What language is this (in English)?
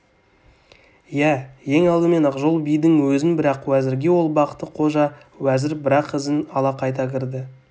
Kazakh